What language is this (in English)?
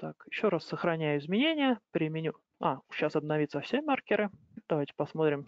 Russian